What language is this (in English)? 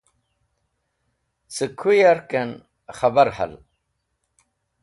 Wakhi